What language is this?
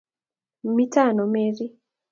Kalenjin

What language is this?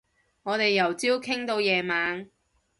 Cantonese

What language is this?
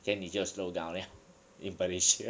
English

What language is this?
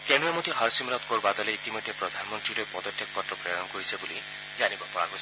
Assamese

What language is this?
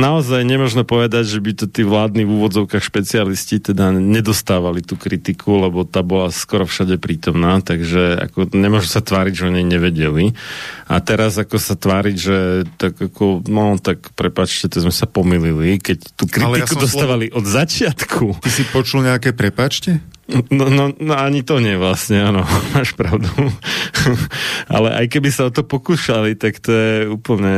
Slovak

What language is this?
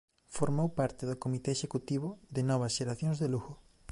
Galician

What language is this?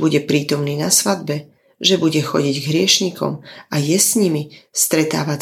Slovak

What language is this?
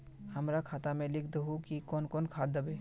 Magahi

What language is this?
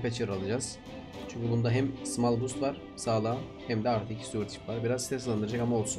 Turkish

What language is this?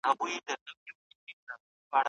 Pashto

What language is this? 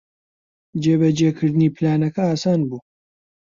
Central Kurdish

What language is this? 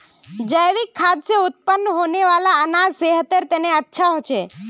Magahi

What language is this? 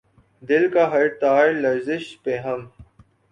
Urdu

